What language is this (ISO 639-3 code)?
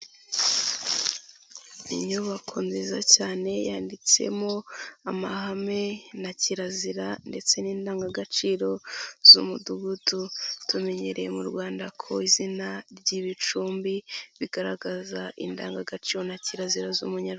kin